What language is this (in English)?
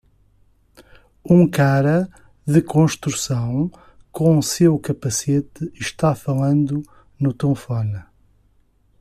Portuguese